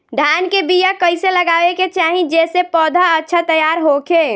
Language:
Bhojpuri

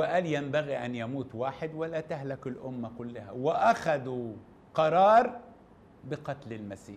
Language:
Arabic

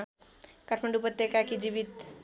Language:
Nepali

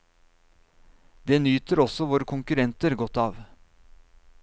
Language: Norwegian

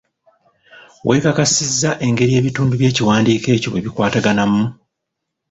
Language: Ganda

